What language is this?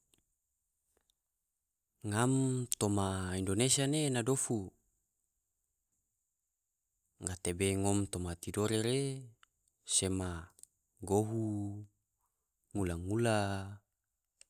Tidore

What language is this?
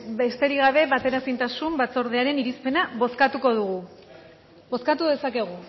Basque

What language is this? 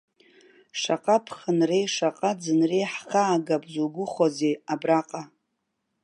Abkhazian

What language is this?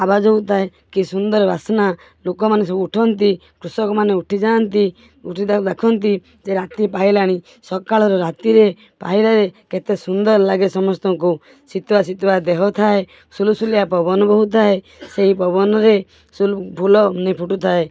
Odia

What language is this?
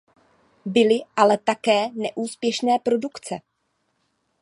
Czech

